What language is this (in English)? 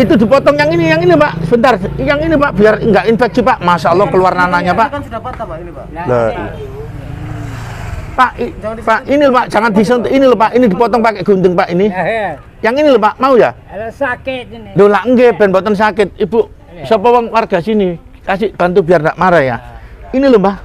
Indonesian